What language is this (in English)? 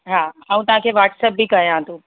Sindhi